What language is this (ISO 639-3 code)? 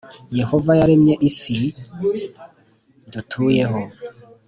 kin